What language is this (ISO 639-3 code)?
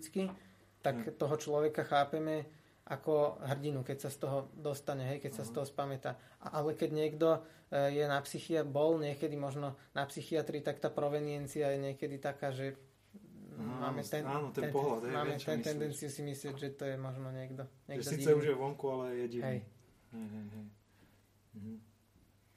slk